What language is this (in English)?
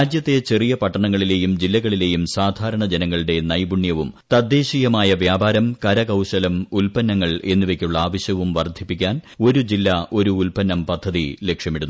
Malayalam